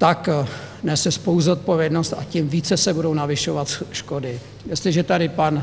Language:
Czech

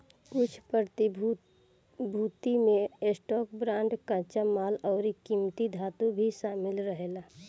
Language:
Bhojpuri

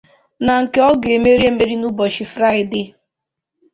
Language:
Igbo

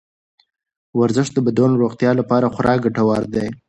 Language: Pashto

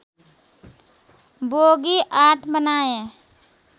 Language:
Nepali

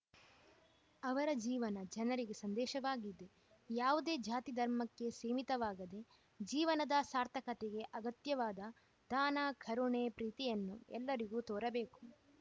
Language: Kannada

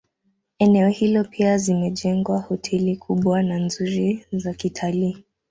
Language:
Swahili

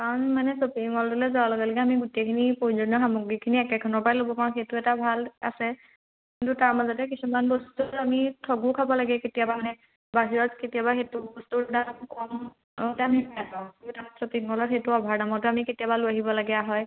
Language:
Assamese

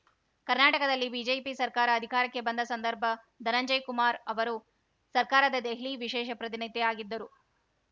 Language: Kannada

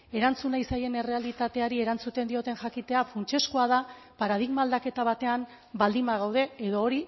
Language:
Basque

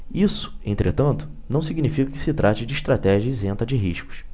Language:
Portuguese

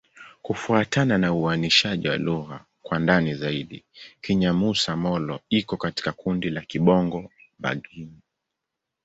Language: Swahili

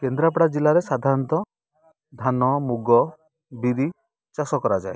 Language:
Odia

